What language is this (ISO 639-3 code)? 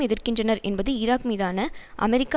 tam